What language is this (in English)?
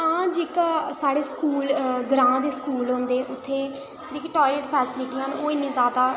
Dogri